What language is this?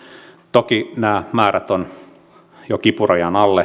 Finnish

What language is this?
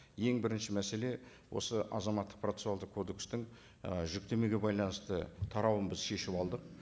Kazakh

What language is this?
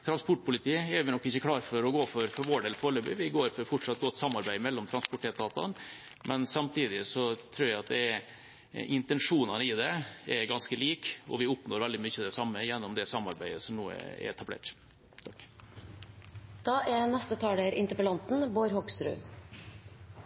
Norwegian Bokmål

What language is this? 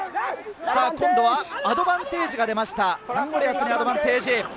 Japanese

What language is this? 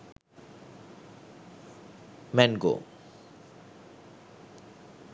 Sinhala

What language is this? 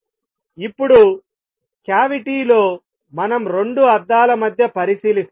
Telugu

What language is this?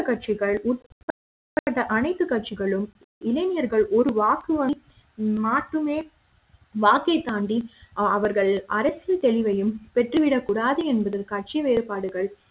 Tamil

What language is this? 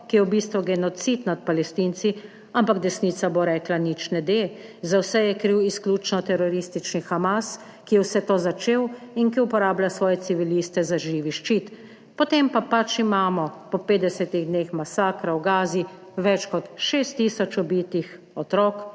Slovenian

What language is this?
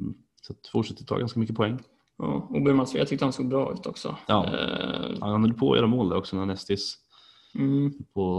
Swedish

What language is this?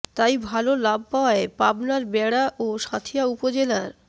Bangla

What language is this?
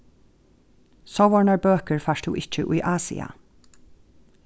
Faroese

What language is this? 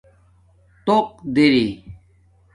Domaaki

